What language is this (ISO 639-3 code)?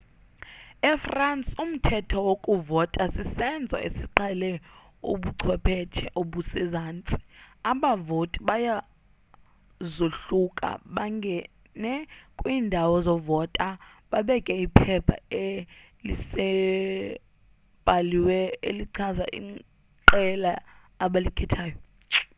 xho